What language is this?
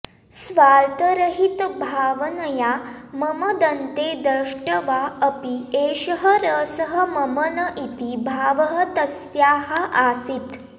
Sanskrit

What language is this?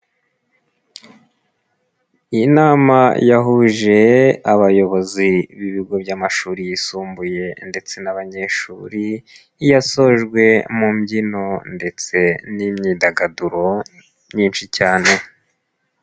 Kinyarwanda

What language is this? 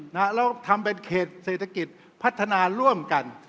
Thai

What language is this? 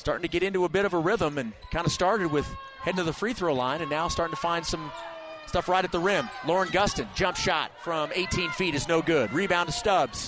English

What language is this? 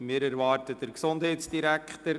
Swiss German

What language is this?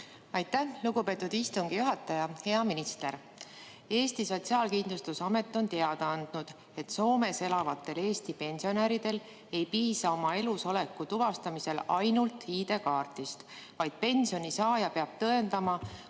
Estonian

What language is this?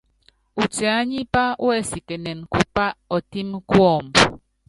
Yangben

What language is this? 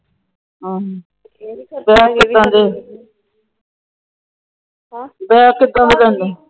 Punjabi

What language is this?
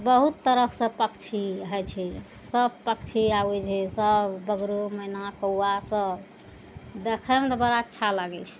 Maithili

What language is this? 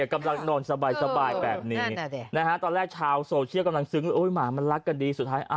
Thai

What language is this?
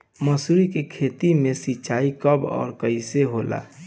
Bhojpuri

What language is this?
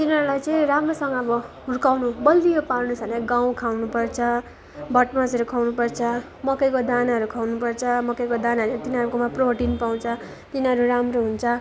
Nepali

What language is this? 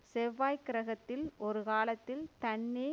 Tamil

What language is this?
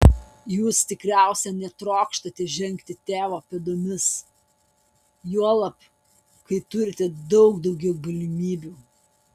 Lithuanian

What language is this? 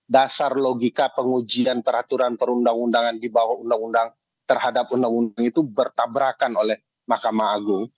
Indonesian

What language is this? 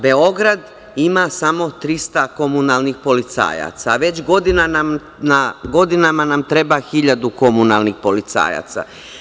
Serbian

